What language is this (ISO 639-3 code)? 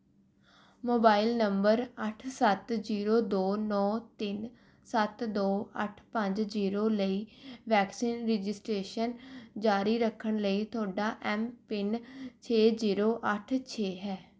pan